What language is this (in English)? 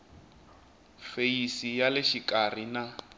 Tsonga